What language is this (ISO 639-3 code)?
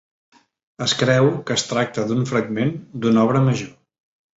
cat